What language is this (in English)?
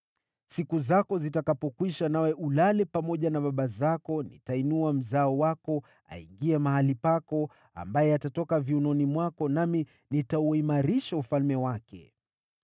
Swahili